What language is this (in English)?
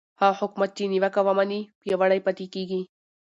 Pashto